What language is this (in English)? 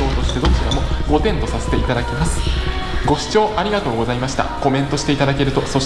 Japanese